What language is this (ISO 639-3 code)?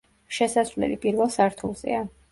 kat